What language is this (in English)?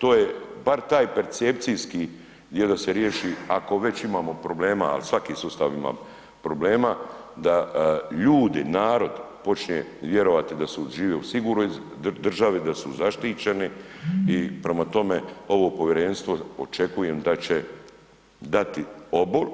Croatian